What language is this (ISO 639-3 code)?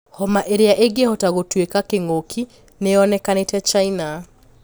kik